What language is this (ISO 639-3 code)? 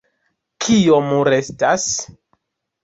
epo